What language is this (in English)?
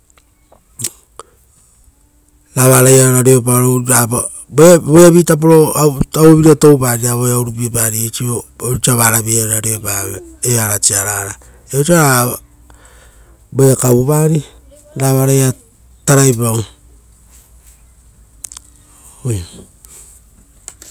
Rotokas